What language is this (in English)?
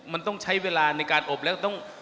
Thai